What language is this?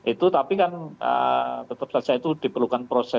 Indonesian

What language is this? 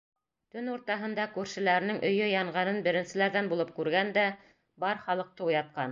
Bashkir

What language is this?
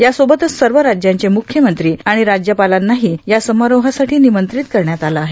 Marathi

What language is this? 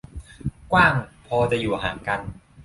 Thai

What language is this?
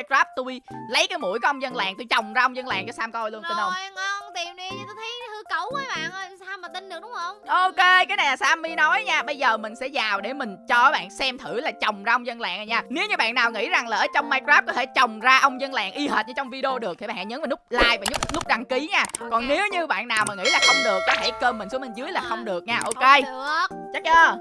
Vietnamese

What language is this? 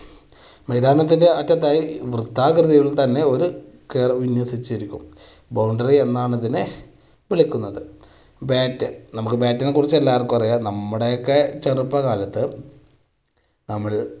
Malayalam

